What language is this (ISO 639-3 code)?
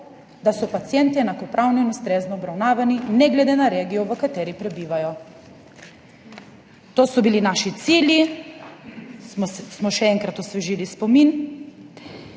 slv